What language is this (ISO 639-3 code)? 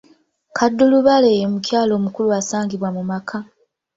lug